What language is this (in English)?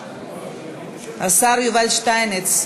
Hebrew